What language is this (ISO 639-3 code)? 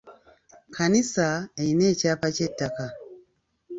lug